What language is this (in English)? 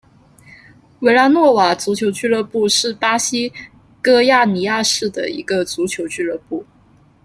Chinese